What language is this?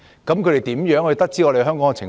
Cantonese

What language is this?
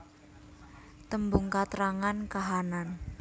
Javanese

